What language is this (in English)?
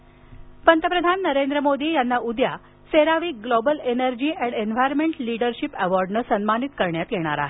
Marathi